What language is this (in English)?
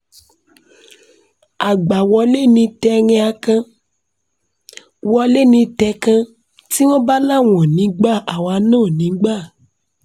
Yoruba